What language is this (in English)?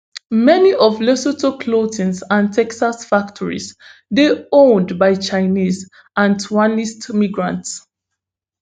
Nigerian Pidgin